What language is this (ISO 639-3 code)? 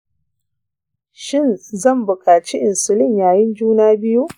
hau